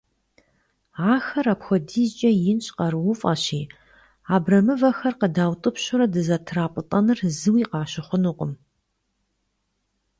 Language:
Kabardian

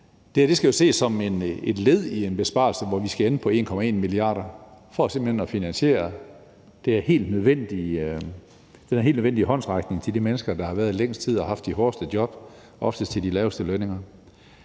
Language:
Danish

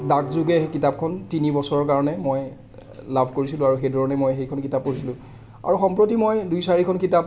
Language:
Assamese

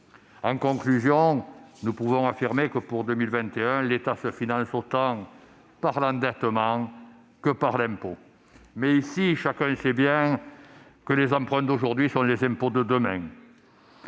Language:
French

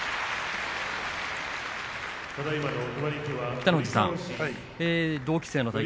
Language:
Japanese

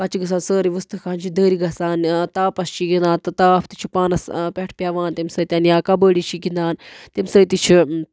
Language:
Kashmiri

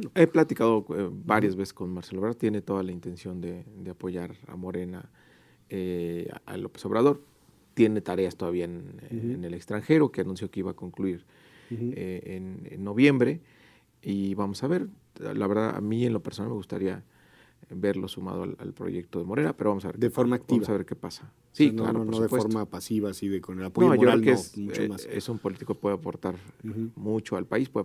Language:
Spanish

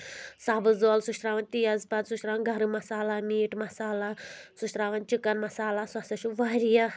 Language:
Kashmiri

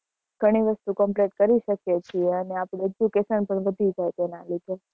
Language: Gujarati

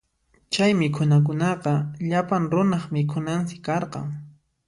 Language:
Puno Quechua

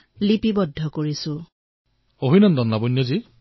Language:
Assamese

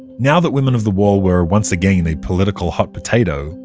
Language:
English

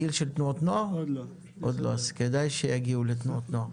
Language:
Hebrew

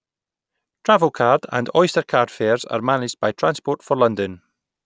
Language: English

